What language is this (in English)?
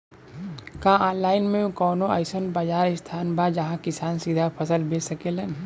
Bhojpuri